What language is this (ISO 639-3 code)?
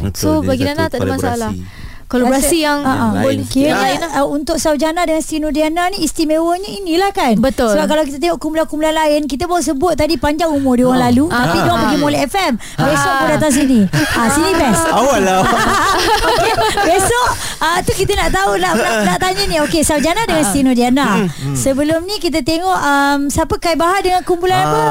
msa